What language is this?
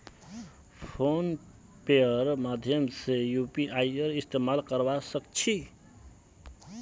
Magahi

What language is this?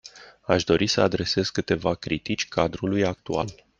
Romanian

